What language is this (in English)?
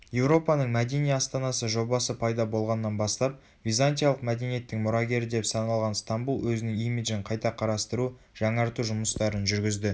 Kazakh